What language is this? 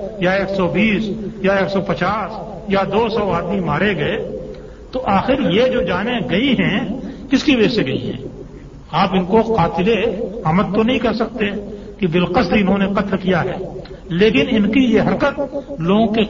Urdu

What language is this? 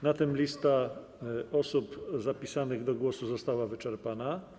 Polish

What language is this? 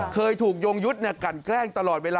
Thai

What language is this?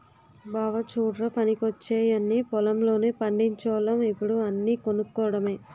Telugu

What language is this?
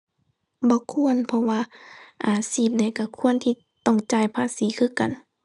Thai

